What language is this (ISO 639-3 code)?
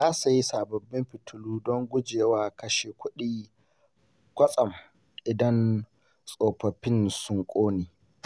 hau